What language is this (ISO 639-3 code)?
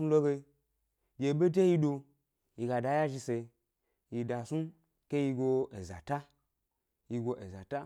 gby